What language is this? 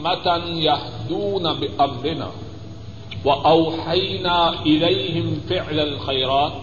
Urdu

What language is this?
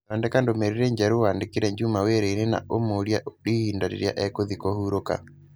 Kikuyu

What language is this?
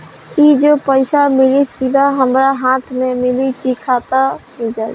Bhojpuri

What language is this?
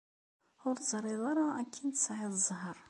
Kabyle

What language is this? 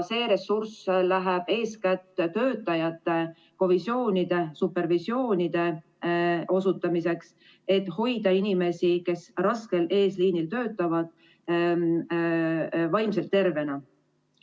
Estonian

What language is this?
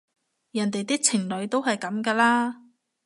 Cantonese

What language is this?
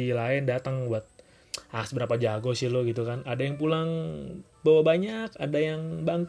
Indonesian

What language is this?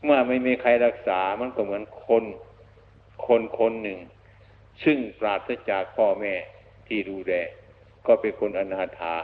Thai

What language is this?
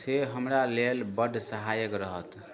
Maithili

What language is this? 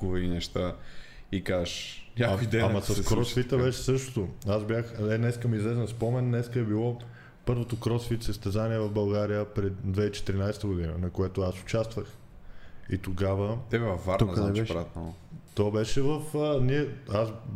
Bulgarian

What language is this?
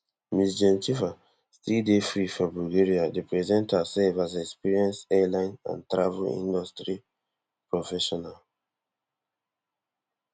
Nigerian Pidgin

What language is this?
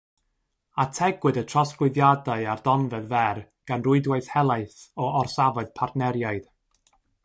Welsh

